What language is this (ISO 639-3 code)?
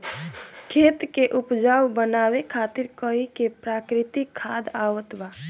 bho